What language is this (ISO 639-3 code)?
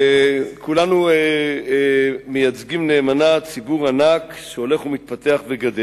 heb